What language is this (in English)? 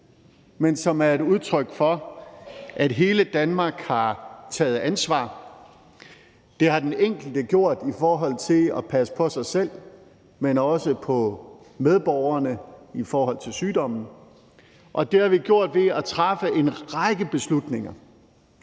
Danish